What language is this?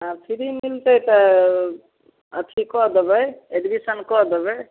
Maithili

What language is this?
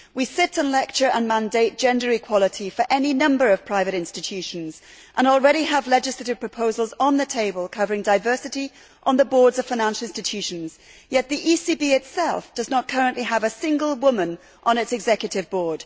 English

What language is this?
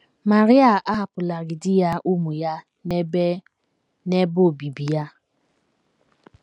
Igbo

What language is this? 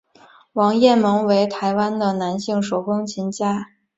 Chinese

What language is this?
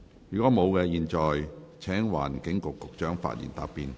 Cantonese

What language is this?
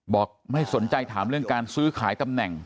Thai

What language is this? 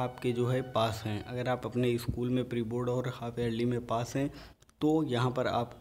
Hindi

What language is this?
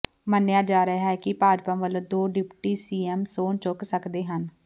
Punjabi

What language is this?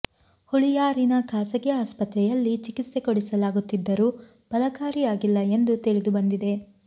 Kannada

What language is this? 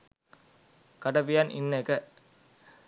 Sinhala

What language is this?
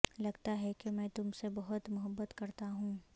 Urdu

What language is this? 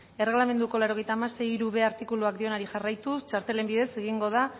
Basque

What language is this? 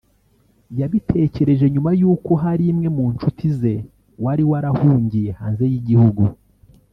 Kinyarwanda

